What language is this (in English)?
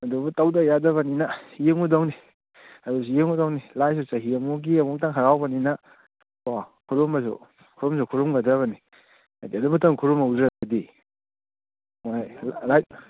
Manipuri